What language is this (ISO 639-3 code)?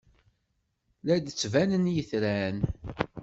kab